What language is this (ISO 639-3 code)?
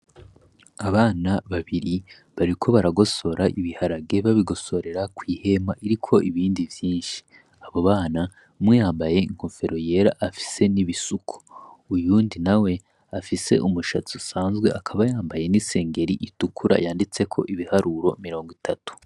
run